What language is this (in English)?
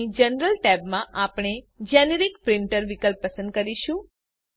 Gujarati